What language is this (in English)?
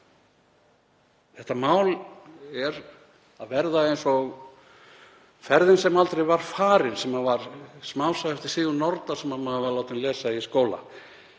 Icelandic